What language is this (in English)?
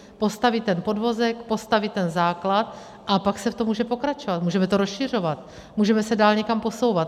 Czech